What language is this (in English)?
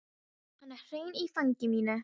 Icelandic